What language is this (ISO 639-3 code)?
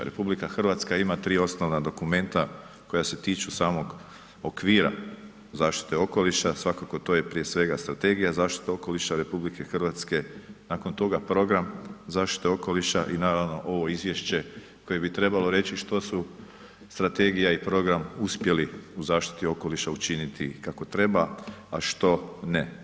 hrv